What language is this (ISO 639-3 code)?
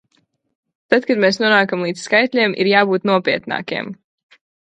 lav